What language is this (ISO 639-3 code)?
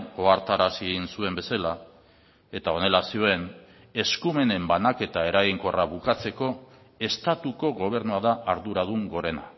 eus